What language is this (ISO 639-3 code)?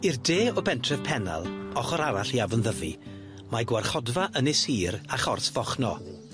cym